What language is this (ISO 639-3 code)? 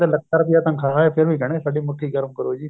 pan